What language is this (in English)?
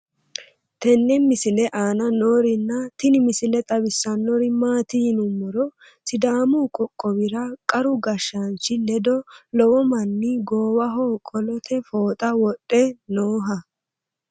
Sidamo